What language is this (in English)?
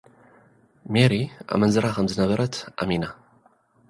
Tigrinya